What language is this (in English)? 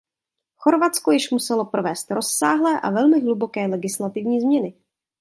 Czech